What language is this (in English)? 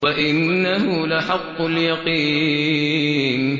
Arabic